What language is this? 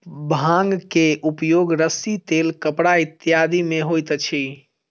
Maithili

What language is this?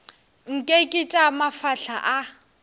Northern Sotho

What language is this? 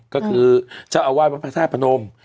Thai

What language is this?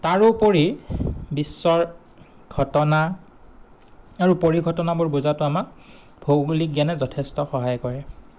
Assamese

